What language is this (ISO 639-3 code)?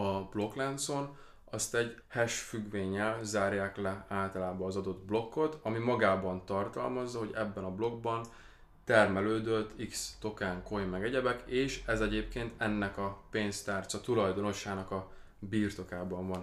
hun